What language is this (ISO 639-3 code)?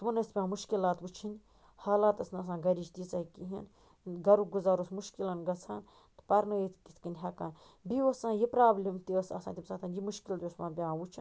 kas